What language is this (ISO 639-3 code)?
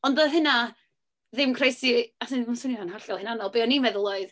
cym